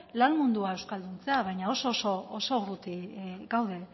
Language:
Basque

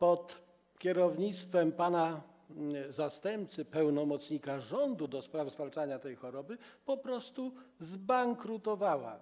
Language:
Polish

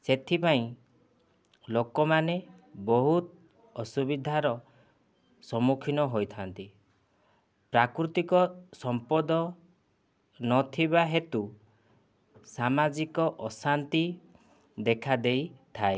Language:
Odia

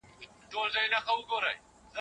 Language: Pashto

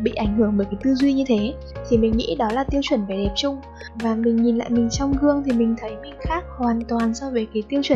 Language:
Vietnamese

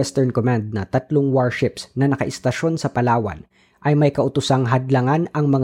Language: Filipino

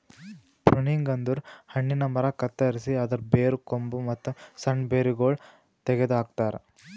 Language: Kannada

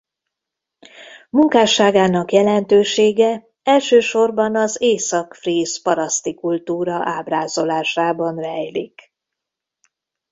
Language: Hungarian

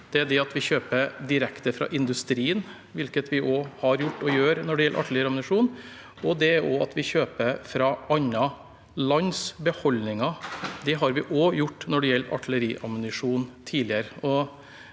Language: Norwegian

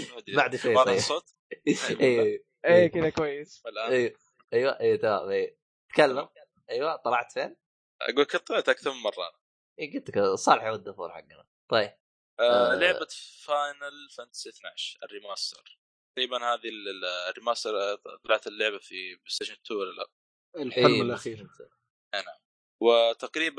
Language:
Arabic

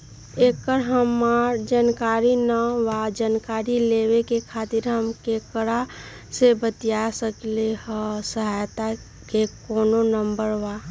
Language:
Magahi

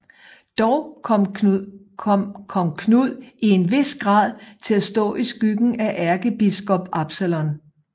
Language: Danish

